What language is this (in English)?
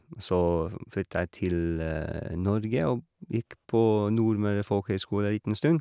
Norwegian